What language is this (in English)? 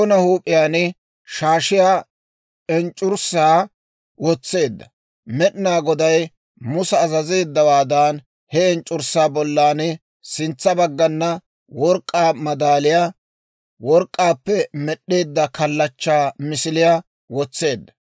Dawro